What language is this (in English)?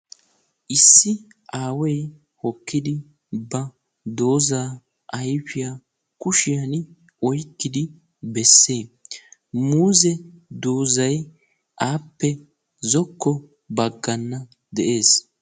Wolaytta